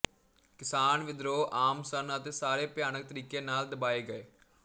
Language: Punjabi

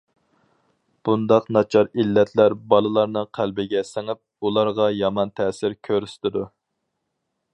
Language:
Uyghur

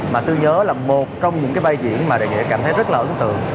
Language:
Vietnamese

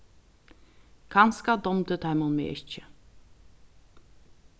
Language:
Faroese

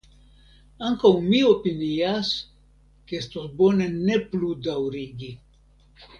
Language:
Esperanto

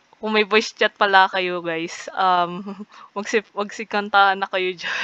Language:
Filipino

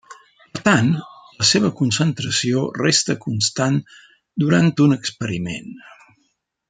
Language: Catalan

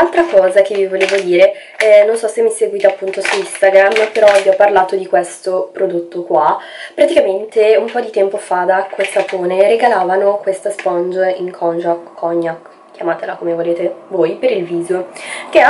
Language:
Italian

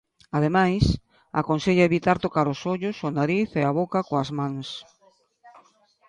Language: Galician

